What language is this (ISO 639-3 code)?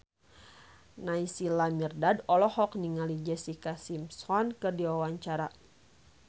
sun